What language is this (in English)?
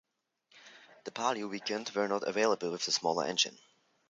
English